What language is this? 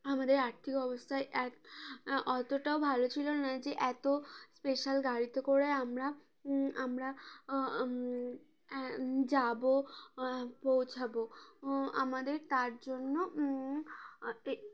Bangla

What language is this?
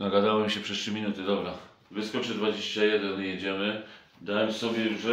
Polish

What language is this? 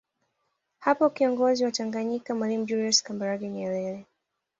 Swahili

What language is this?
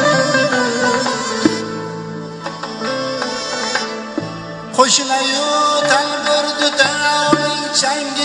Turkish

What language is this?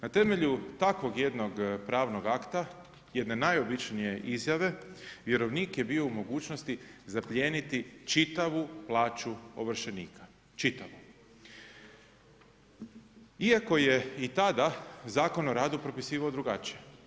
Croatian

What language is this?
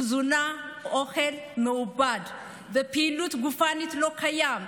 Hebrew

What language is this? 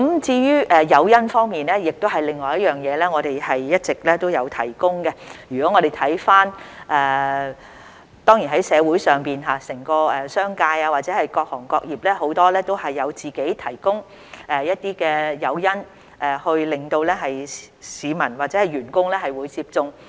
Cantonese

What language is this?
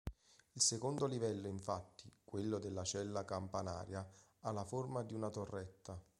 Italian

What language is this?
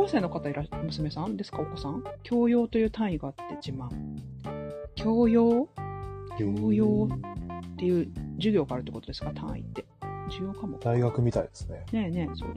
Japanese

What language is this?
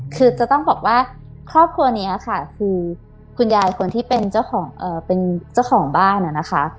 Thai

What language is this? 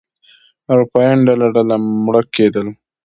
Pashto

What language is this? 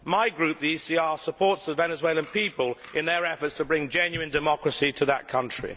English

